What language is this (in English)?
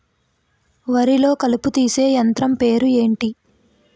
Telugu